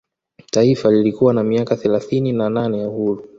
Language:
Swahili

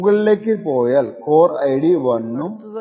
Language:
Malayalam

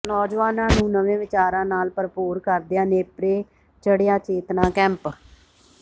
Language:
Punjabi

